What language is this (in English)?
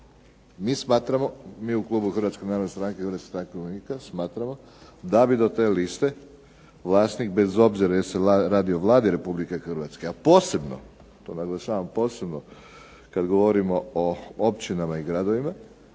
Croatian